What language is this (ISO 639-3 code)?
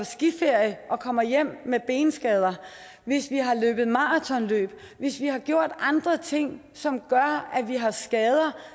dan